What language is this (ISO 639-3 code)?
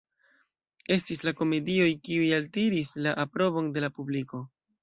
epo